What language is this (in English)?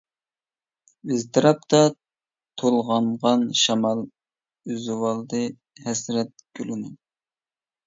Uyghur